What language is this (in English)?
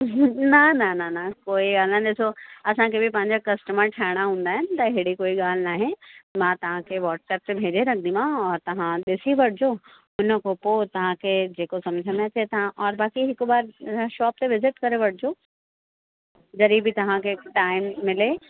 Sindhi